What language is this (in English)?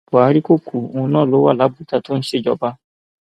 Yoruba